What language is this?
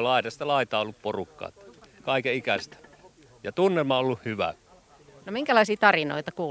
Finnish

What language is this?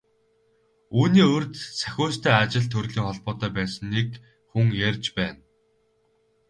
Mongolian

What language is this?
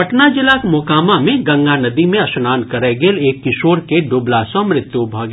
Maithili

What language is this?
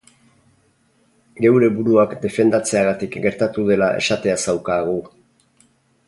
Basque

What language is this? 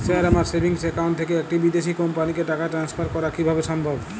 Bangla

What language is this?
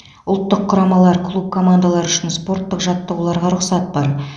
Kazakh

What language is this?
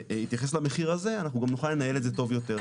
Hebrew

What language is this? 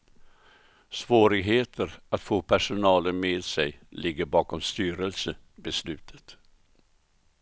Swedish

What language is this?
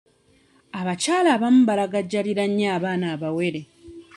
Ganda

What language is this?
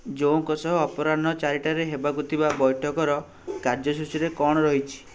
Odia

